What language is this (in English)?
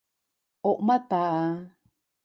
Cantonese